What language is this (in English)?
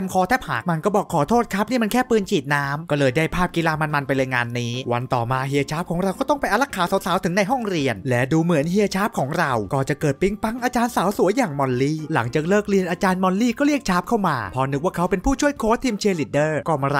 Thai